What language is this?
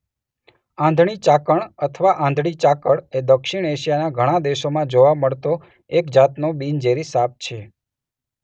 Gujarati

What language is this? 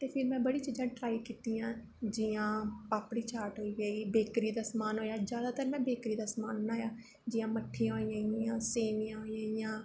Dogri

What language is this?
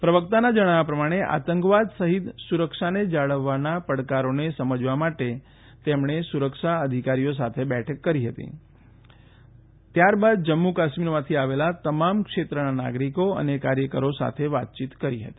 Gujarati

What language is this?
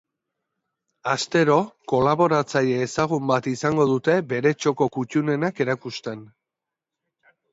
Basque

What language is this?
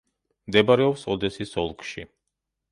Georgian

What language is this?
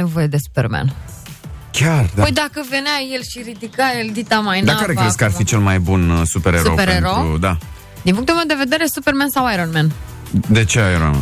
Romanian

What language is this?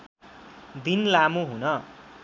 Nepali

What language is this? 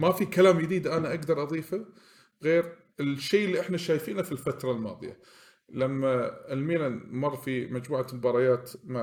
Arabic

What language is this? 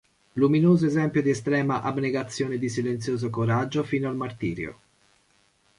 Italian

